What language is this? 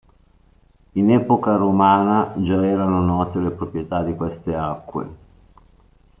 Italian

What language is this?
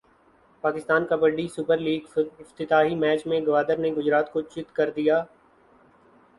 Urdu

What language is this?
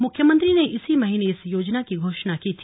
Hindi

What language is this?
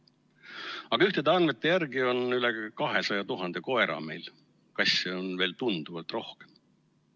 Estonian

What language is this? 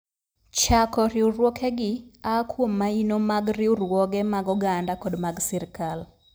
Luo (Kenya and Tanzania)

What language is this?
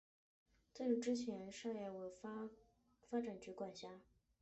Chinese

